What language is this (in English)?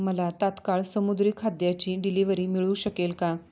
Marathi